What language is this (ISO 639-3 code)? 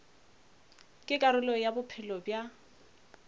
nso